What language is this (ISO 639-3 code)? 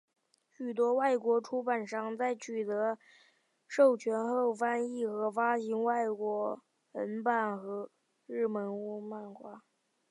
zho